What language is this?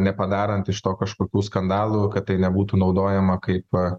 Lithuanian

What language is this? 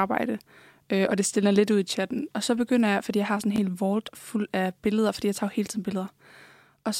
Danish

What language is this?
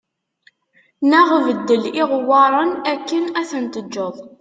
Kabyle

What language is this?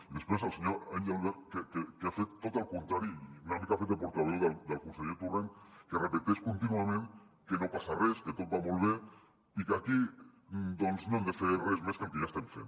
Catalan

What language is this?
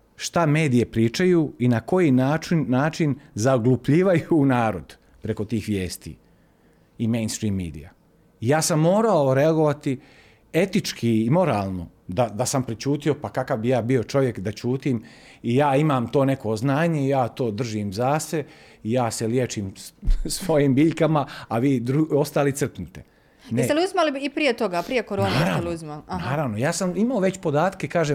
Croatian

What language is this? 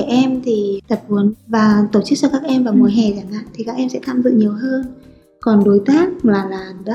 Vietnamese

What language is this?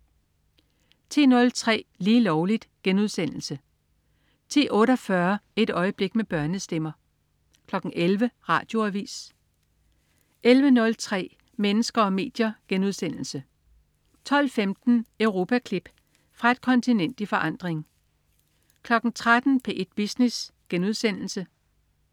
Danish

